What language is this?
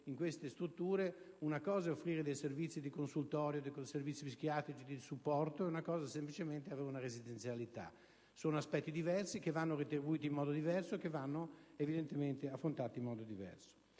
Italian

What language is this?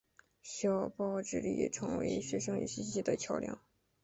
Chinese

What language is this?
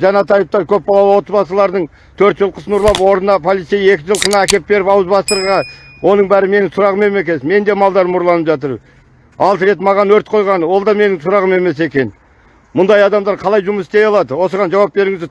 Turkish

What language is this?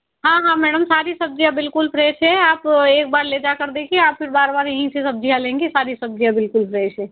Hindi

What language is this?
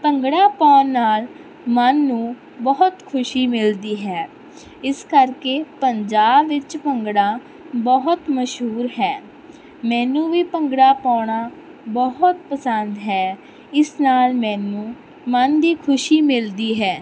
Punjabi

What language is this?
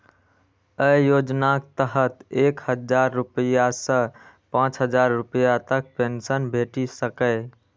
Maithili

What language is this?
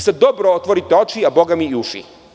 Serbian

